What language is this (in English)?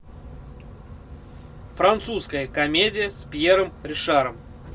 Russian